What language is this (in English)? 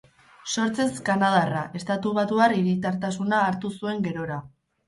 Basque